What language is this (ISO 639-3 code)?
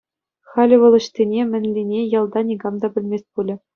chv